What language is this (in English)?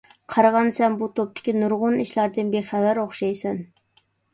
Uyghur